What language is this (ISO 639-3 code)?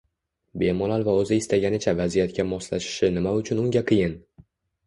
uzb